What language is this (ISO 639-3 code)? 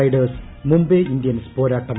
mal